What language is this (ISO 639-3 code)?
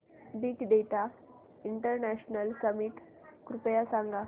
mar